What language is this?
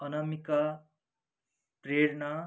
Nepali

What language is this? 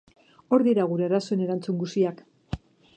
Basque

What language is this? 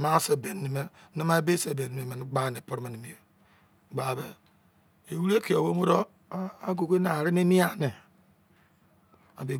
Izon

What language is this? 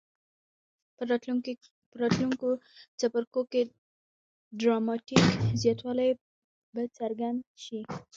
Pashto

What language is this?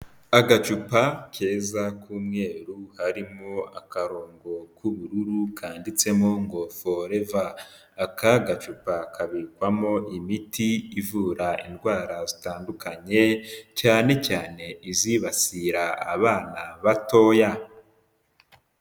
Kinyarwanda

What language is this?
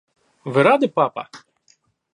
Russian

